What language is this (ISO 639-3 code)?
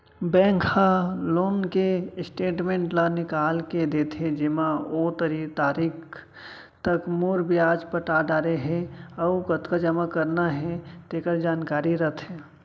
hne